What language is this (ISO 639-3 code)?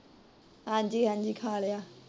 pan